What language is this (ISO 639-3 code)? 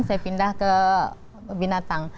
ind